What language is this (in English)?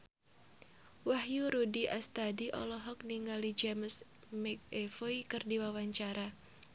Sundanese